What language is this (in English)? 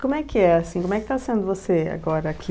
Portuguese